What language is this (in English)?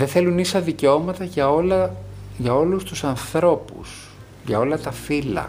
Greek